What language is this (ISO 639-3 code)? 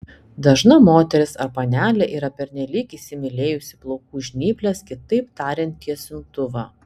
lit